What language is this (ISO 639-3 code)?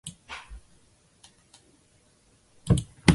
zho